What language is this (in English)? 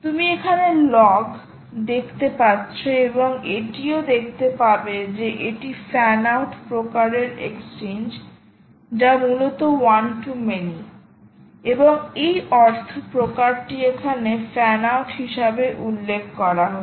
Bangla